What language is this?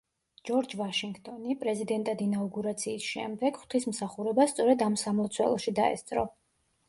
Georgian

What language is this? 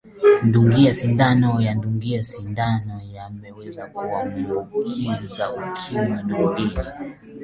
Swahili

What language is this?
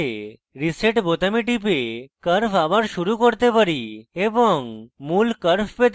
Bangla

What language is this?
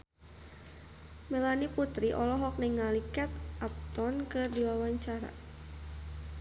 Sundanese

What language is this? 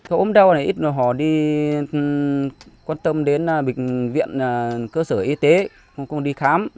Vietnamese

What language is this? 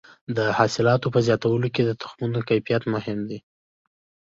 Pashto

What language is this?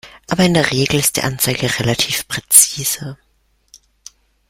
German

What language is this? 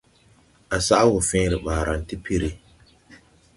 Tupuri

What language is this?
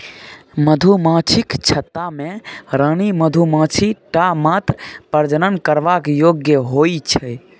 Maithili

